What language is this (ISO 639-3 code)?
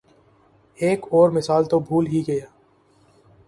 urd